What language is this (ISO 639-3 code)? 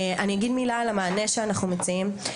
heb